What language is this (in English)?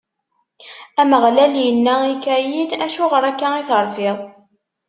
Kabyle